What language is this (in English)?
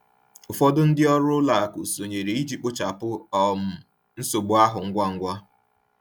Igbo